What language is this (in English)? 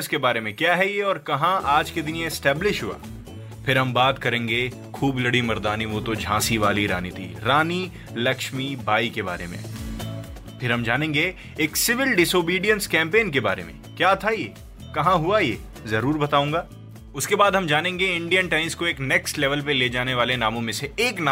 Hindi